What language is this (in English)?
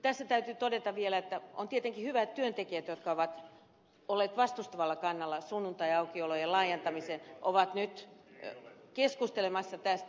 Finnish